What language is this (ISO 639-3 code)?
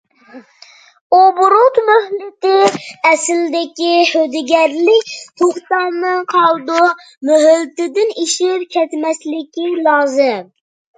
uig